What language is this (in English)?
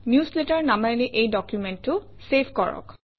Assamese